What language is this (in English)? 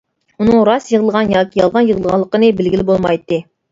Uyghur